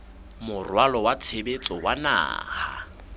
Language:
Southern Sotho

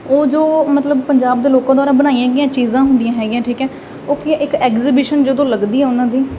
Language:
Punjabi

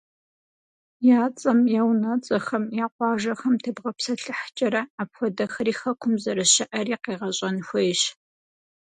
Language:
Kabardian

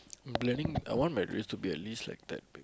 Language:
English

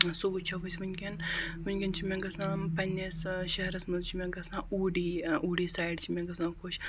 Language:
Kashmiri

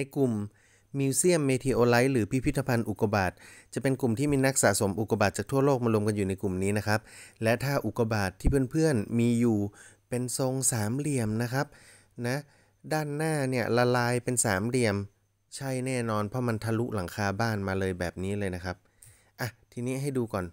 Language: Thai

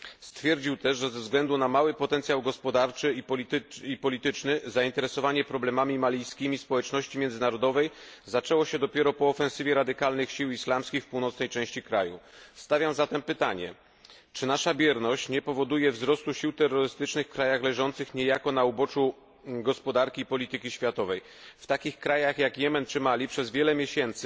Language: Polish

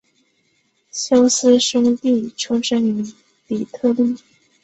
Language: Chinese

